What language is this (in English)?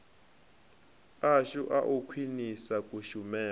Venda